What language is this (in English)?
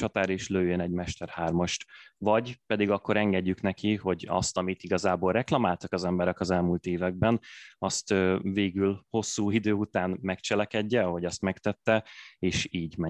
Hungarian